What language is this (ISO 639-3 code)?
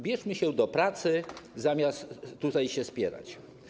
pol